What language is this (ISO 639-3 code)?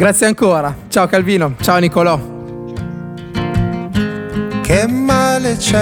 ita